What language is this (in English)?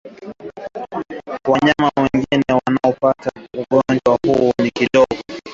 Swahili